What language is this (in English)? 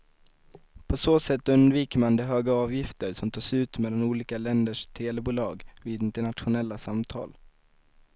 Swedish